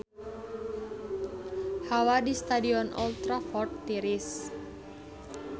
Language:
Sundanese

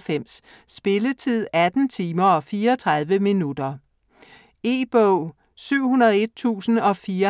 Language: Danish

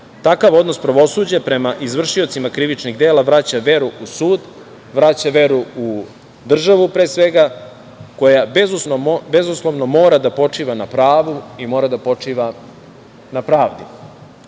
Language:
Serbian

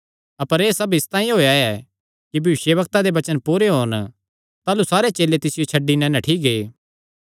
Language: Kangri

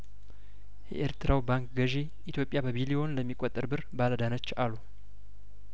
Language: Amharic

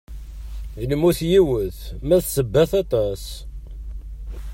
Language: Kabyle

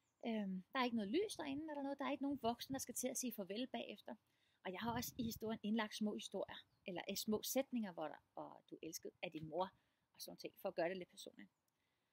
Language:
Danish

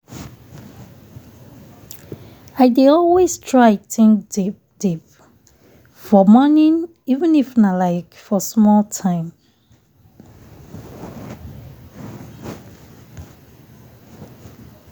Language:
Nigerian Pidgin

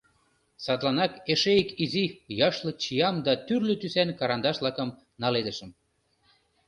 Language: Mari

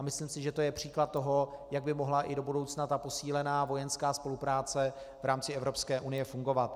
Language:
Czech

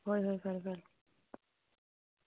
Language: Manipuri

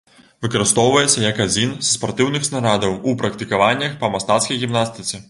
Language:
Belarusian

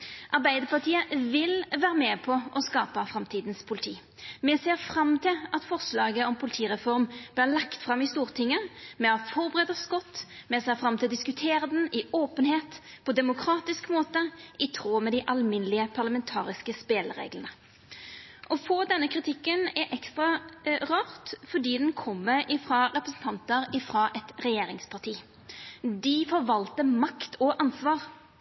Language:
Norwegian Nynorsk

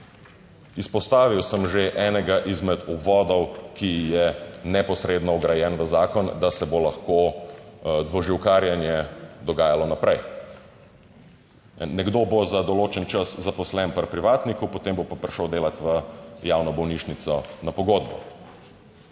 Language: Slovenian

